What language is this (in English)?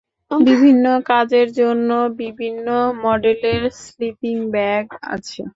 Bangla